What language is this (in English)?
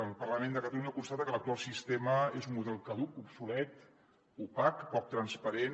Catalan